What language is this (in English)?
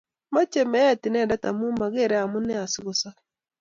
Kalenjin